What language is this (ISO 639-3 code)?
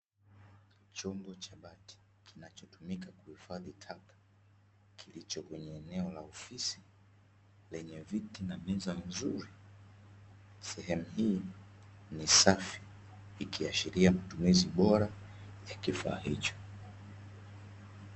swa